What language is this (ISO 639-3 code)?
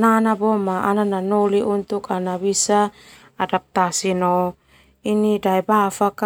twu